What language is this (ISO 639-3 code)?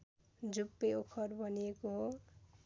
nep